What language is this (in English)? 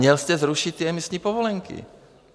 Czech